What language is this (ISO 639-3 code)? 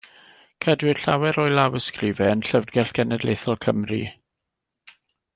cym